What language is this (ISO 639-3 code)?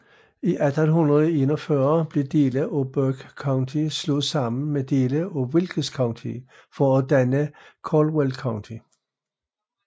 dan